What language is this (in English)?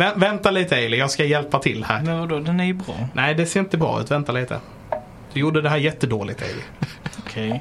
Swedish